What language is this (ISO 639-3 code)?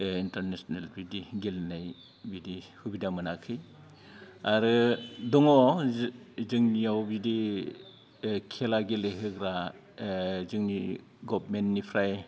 brx